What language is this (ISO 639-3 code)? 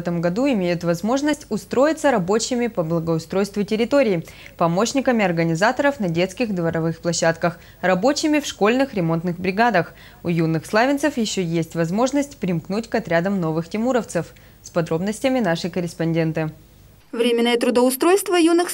rus